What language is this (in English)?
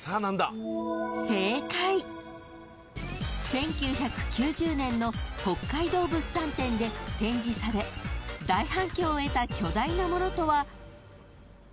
Japanese